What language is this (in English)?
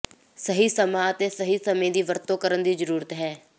Punjabi